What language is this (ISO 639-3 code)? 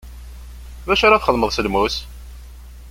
kab